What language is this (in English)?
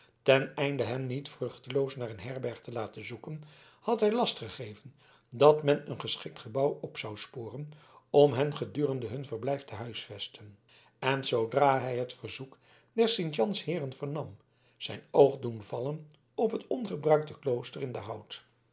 Dutch